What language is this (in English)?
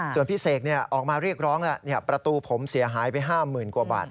Thai